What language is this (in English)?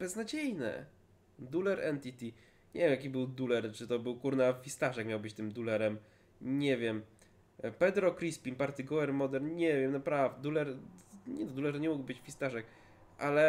Polish